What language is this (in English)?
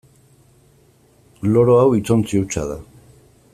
Basque